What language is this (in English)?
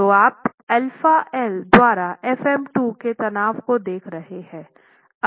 Hindi